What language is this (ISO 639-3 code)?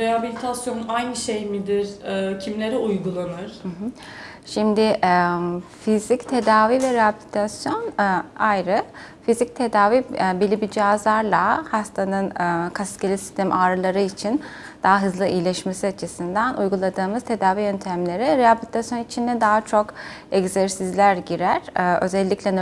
tur